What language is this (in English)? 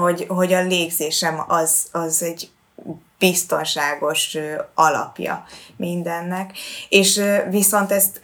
Hungarian